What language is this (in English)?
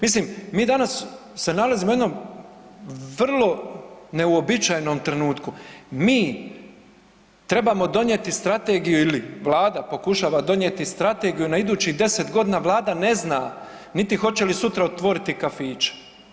Croatian